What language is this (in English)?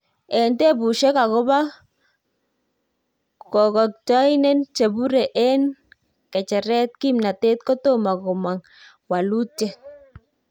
Kalenjin